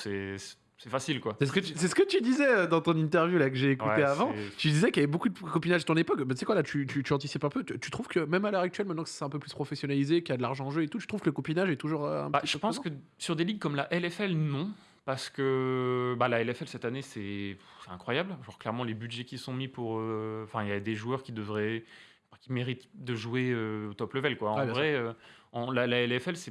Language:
French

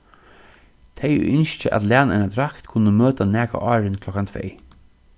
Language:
Faroese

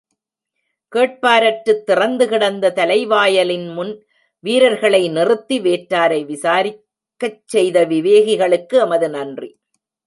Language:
Tamil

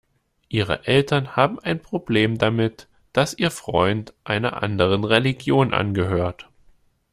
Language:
German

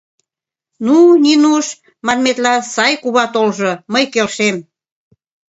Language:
Mari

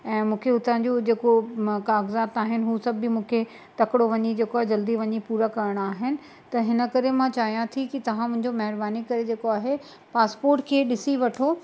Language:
Sindhi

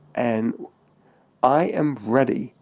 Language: English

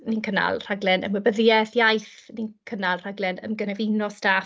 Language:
Welsh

